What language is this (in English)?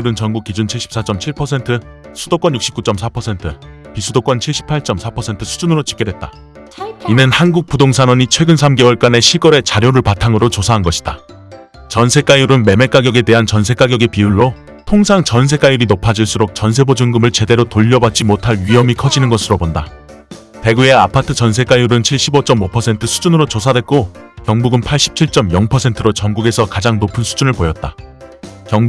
Korean